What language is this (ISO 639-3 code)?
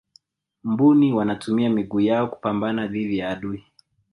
swa